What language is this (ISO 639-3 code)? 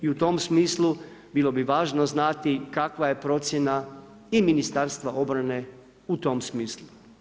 hrv